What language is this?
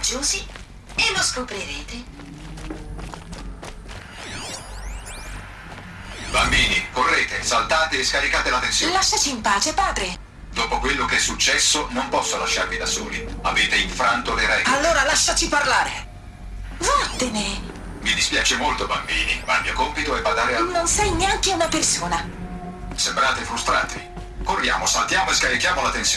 Italian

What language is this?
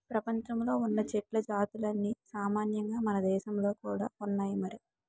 Telugu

